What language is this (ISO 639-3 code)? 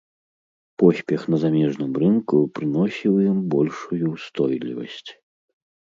bel